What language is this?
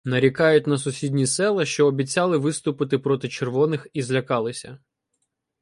Ukrainian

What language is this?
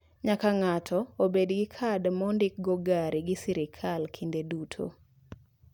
Luo (Kenya and Tanzania)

